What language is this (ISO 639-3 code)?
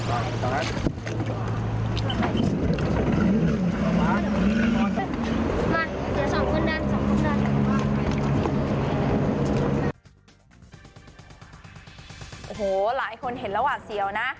tha